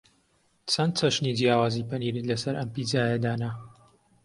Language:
Central Kurdish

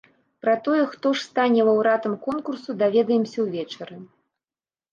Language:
Belarusian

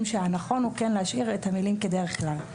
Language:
Hebrew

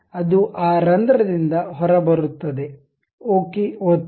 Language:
Kannada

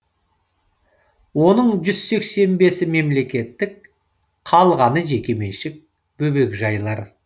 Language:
Kazakh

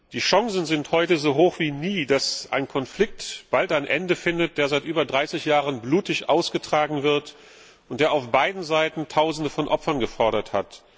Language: German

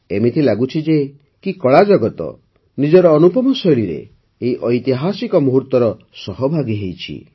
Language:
Odia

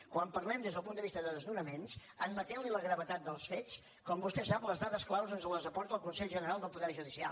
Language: Catalan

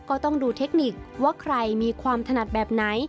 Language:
Thai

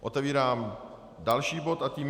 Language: Czech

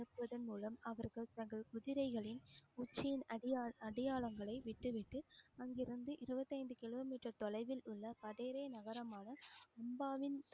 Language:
Tamil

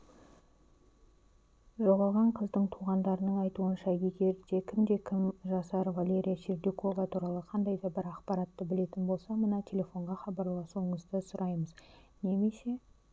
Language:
Kazakh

